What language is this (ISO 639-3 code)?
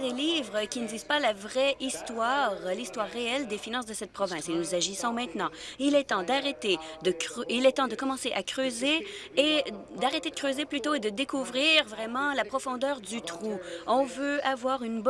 fra